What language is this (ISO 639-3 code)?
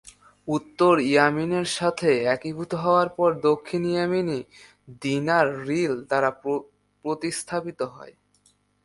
ben